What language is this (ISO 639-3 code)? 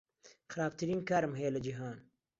ckb